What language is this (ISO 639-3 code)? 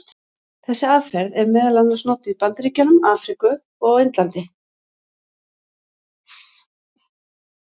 isl